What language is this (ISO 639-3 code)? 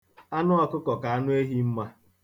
ibo